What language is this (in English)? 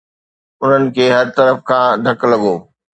Sindhi